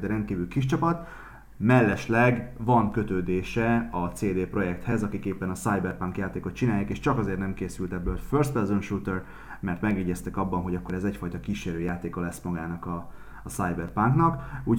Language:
Hungarian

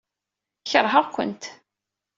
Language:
Kabyle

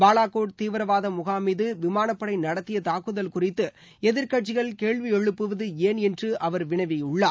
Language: Tamil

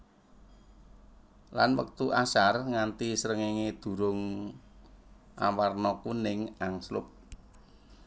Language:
Javanese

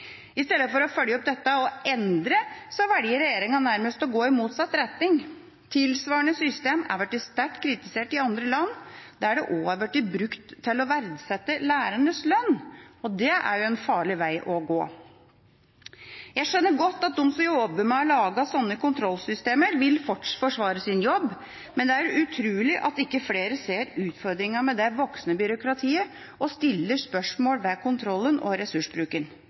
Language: Norwegian Bokmål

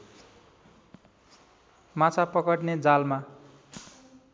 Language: Nepali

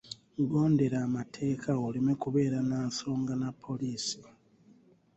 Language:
Ganda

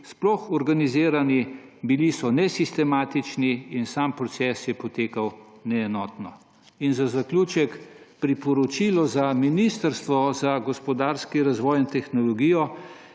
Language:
Slovenian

